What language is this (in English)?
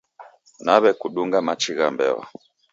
Taita